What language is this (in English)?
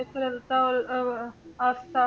Punjabi